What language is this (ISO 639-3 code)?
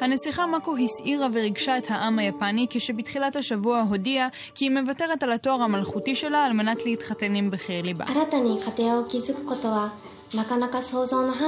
heb